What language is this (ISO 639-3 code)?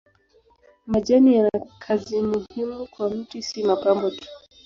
swa